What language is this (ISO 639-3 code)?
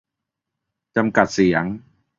tha